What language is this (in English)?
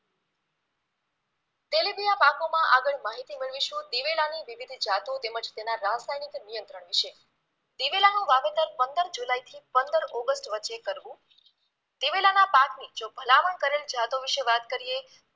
Gujarati